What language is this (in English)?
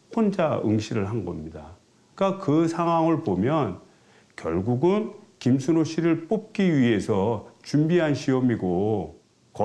Korean